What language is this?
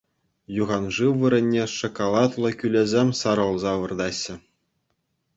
Chuvash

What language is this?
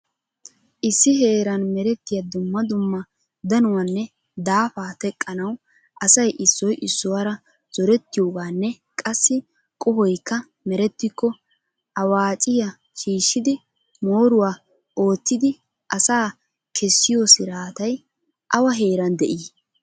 Wolaytta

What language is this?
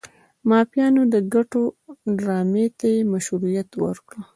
Pashto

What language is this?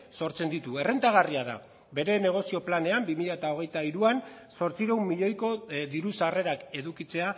Basque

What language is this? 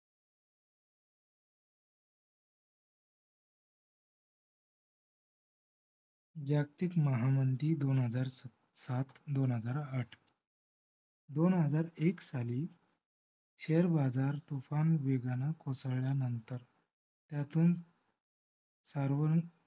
Marathi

